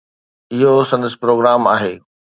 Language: Sindhi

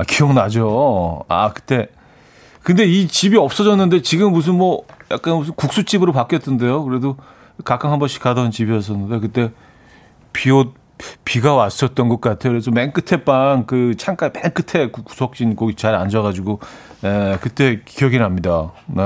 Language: Korean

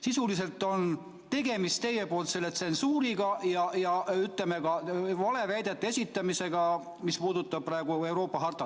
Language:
Estonian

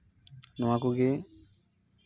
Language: Santali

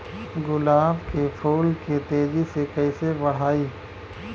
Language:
Bhojpuri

